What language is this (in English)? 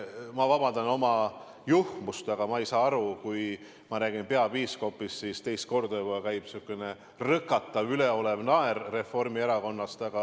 Estonian